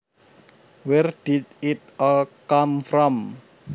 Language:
Javanese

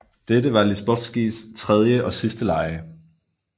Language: Danish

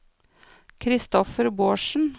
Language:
Norwegian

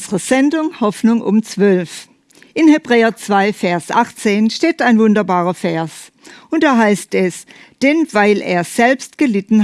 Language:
German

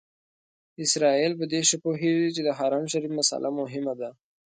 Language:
Pashto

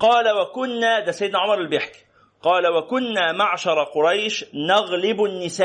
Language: Arabic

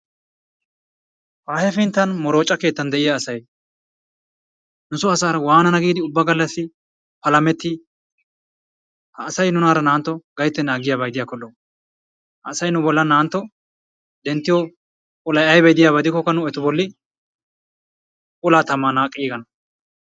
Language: Wolaytta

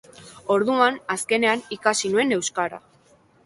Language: Basque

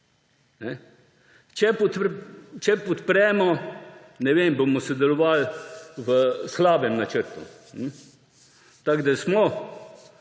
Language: Slovenian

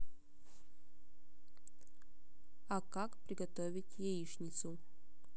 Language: Russian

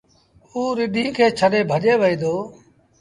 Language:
Sindhi Bhil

